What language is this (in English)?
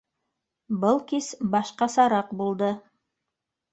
Bashkir